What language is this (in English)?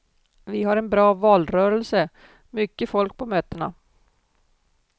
Swedish